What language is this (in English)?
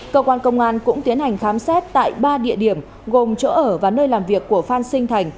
Vietnamese